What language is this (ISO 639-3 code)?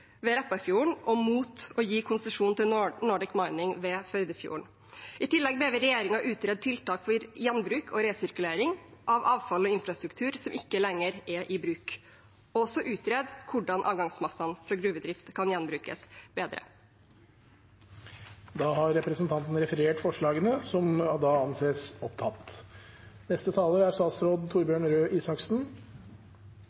nob